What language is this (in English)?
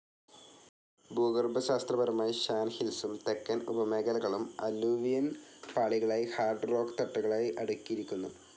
Malayalam